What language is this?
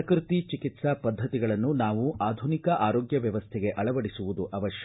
Kannada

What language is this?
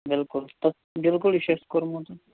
Kashmiri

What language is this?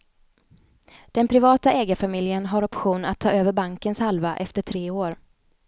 Swedish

